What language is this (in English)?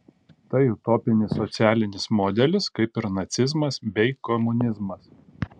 Lithuanian